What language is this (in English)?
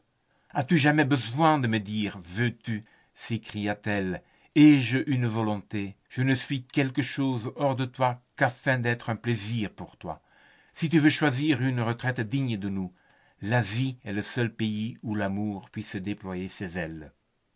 French